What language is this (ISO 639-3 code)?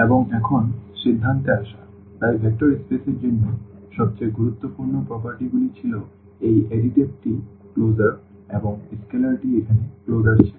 ben